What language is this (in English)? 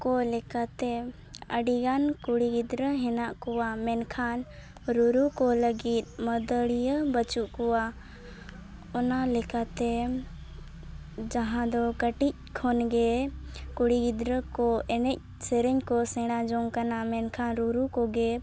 Santali